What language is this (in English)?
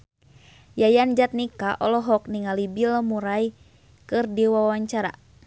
Sundanese